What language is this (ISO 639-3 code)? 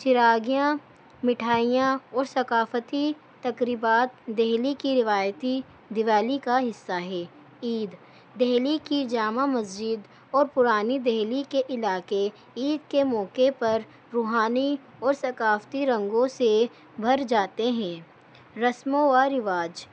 urd